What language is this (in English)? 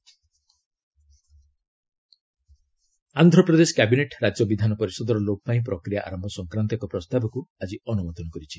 Odia